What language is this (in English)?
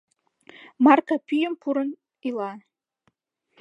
Mari